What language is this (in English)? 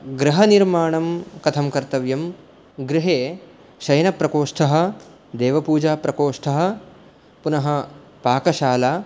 Sanskrit